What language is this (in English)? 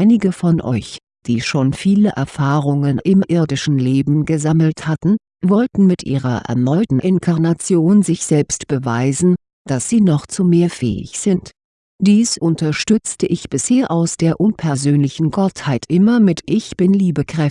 German